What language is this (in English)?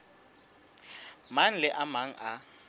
Southern Sotho